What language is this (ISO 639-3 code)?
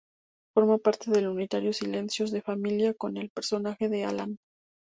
spa